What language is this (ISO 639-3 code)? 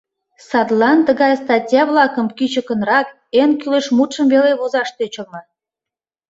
chm